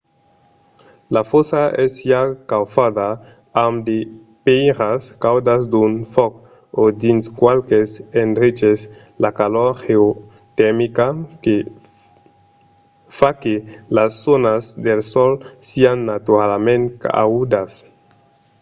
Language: Occitan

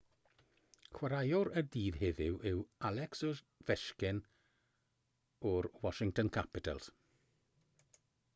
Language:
Welsh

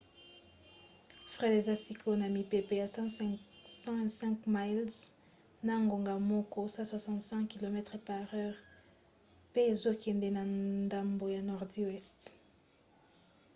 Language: Lingala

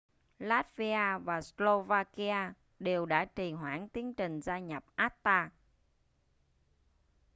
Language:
Vietnamese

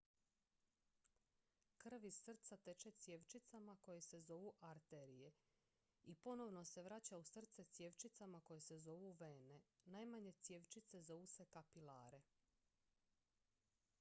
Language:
Croatian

